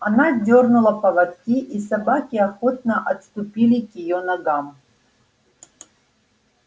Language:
Russian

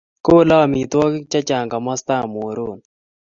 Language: Kalenjin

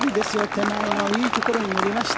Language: Japanese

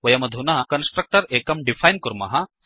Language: Sanskrit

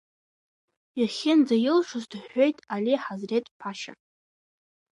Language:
Abkhazian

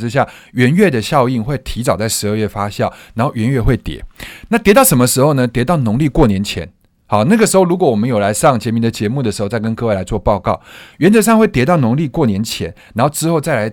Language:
Chinese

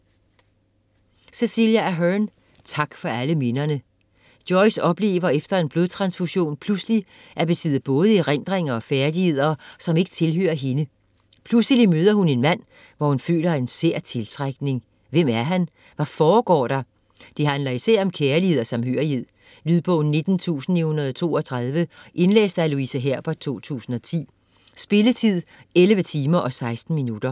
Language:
Danish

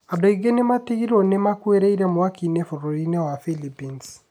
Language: Kikuyu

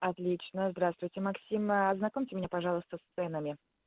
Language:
Russian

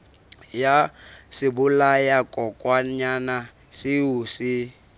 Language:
Southern Sotho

